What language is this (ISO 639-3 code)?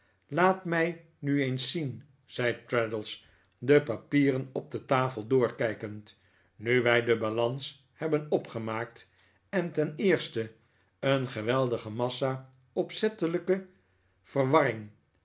nld